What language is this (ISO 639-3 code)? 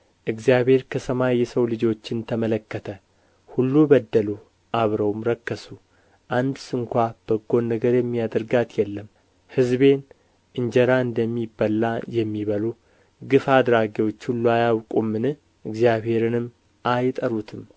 amh